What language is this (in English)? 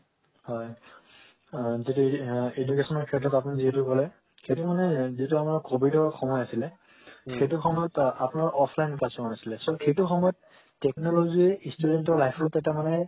Assamese